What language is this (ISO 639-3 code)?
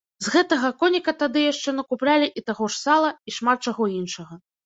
bel